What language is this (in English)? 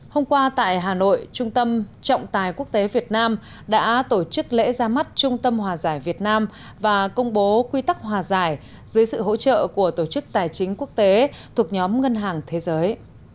Vietnamese